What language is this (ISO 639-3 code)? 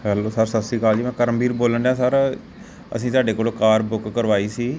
pan